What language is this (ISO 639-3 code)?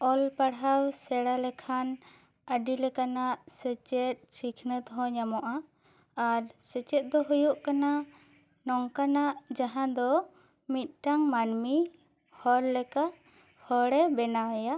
sat